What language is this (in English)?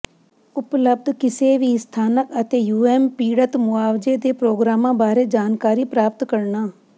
Punjabi